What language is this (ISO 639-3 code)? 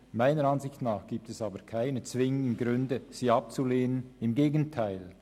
gsw